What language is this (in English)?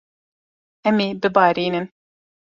Kurdish